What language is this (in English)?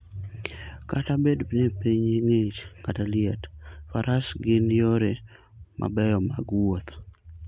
Luo (Kenya and Tanzania)